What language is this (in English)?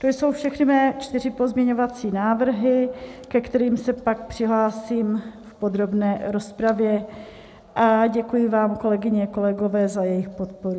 Czech